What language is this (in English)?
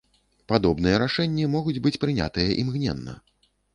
Belarusian